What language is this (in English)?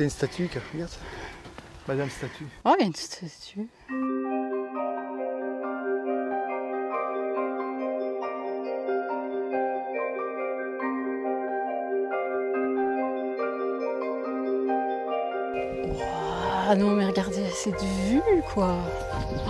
French